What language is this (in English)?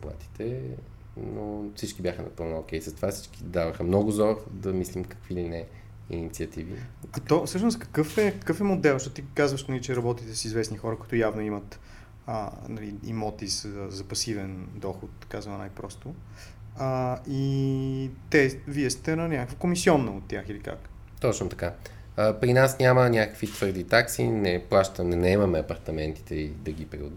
Bulgarian